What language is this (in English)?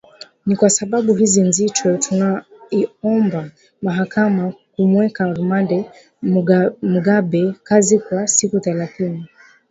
Swahili